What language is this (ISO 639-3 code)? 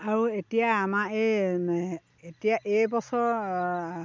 asm